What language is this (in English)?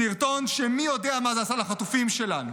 Hebrew